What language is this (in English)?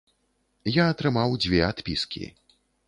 Belarusian